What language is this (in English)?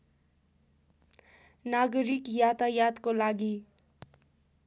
Nepali